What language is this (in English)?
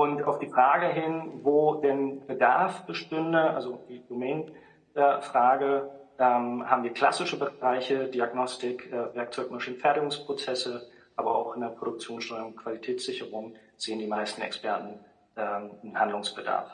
German